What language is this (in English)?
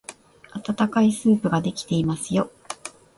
Japanese